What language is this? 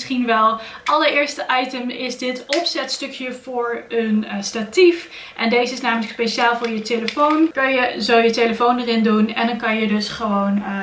Dutch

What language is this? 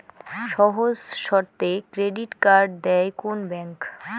Bangla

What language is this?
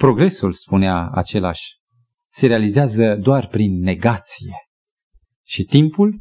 Romanian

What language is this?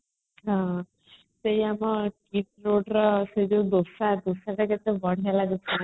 Odia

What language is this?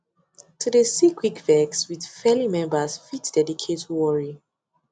Nigerian Pidgin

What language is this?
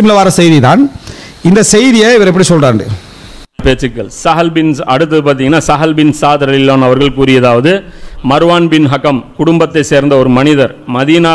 Arabic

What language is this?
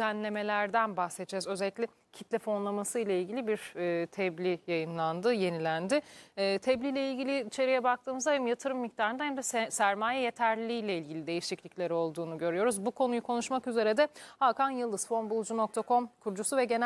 Turkish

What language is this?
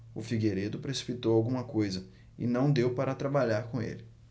Portuguese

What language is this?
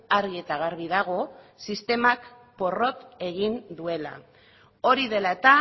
Basque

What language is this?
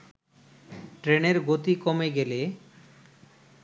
Bangla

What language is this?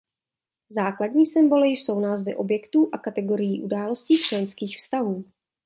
Czech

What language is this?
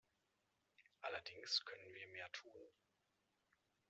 German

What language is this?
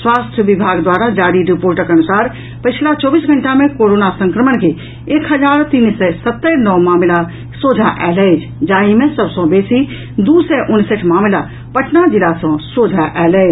Maithili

